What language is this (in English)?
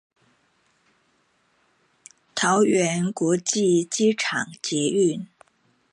Chinese